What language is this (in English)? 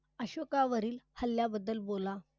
Marathi